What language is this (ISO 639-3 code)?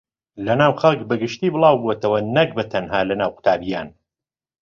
ckb